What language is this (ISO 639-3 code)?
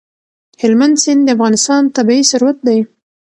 pus